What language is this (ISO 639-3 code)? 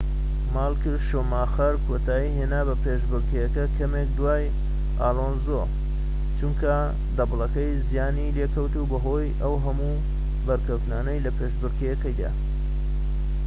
ckb